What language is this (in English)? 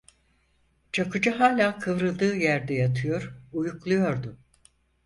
Turkish